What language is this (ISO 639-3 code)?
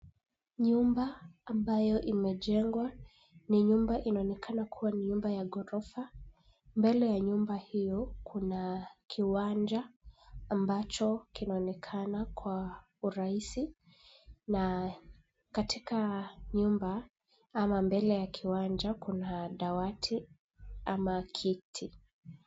swa